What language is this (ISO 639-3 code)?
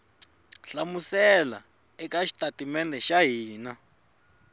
tso